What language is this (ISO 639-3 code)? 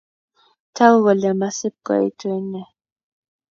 kln